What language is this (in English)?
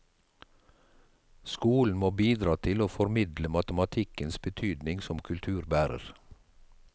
Norwegian